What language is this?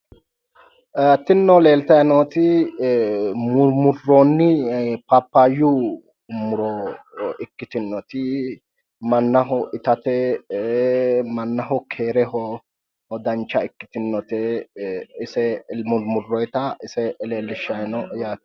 Sidamo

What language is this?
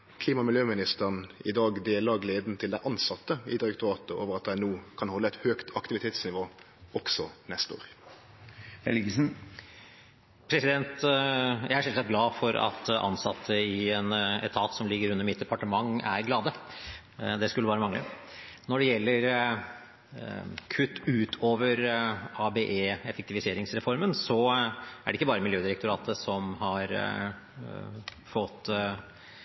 Norwegian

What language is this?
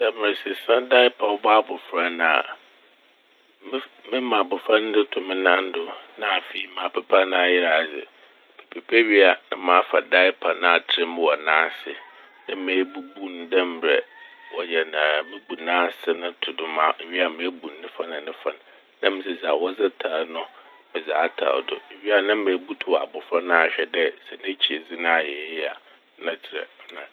Akan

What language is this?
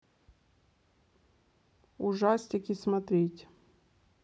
Russian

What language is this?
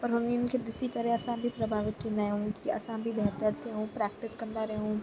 Sindhi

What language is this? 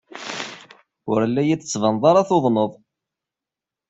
Kabyle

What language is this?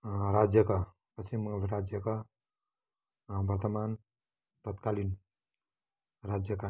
Nepali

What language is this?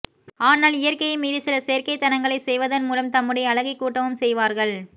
Tamil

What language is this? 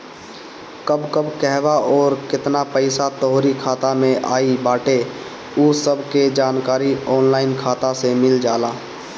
Bhojpuri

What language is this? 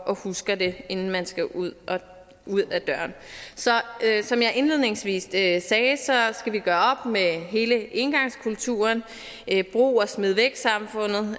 Danish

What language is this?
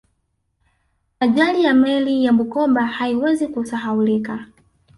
Swahili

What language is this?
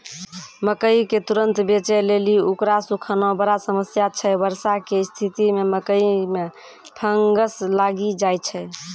Maithili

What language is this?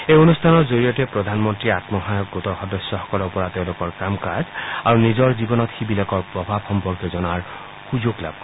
Assamese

